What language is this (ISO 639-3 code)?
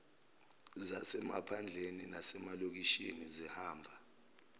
zul